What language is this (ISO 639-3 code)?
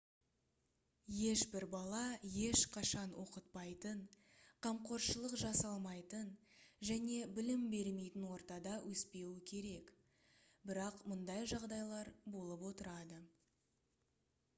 kaz